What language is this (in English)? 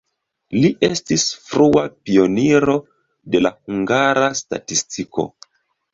Esperanto